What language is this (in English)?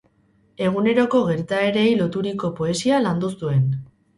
Basque